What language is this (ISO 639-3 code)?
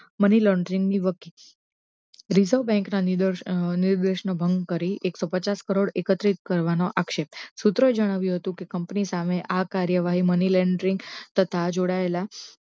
guj